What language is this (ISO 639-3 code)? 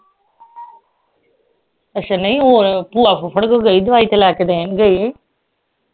pan